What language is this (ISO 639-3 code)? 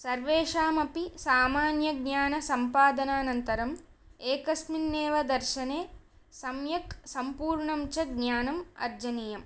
san